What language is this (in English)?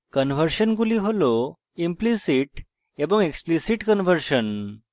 Bangla